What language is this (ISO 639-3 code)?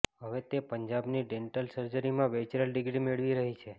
guj